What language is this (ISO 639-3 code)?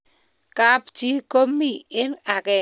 kln